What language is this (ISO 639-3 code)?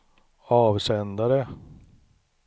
swe